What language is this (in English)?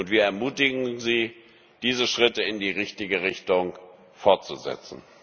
German